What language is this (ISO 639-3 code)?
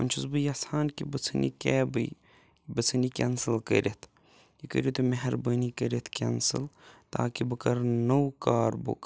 kas